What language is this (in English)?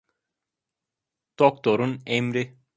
Turkish